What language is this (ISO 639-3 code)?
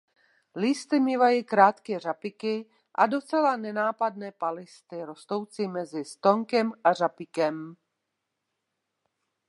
ces